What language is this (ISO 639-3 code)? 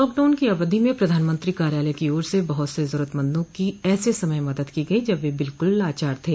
hin